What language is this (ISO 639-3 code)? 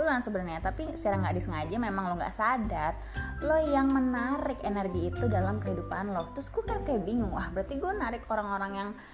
ind